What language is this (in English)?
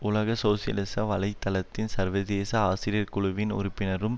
Tamil